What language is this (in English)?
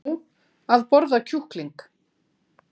Icelandic